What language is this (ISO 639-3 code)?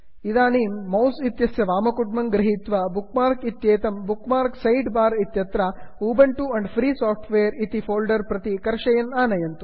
san